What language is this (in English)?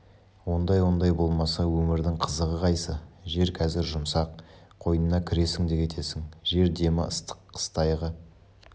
Kazakh